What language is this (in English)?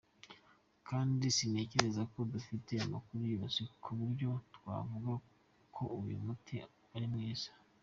Kinyarwanda